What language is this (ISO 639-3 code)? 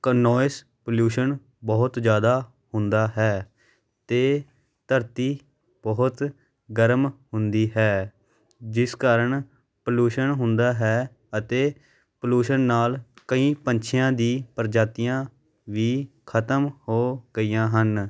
pan